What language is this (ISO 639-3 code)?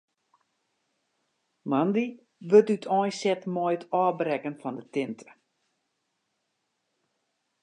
fry